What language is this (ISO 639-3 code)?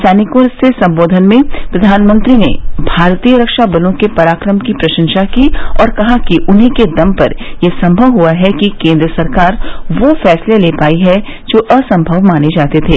hin